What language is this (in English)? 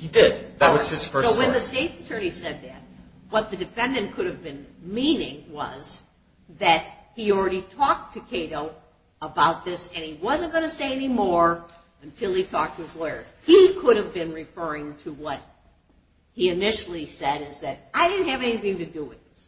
English